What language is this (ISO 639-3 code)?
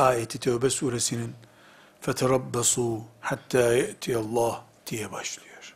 tur